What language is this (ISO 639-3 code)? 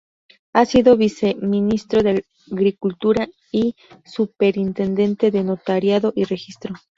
spa